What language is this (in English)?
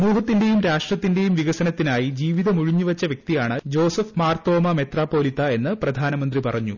Malayalam